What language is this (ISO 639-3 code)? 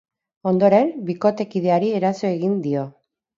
eus